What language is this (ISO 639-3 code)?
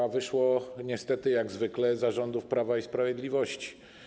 pol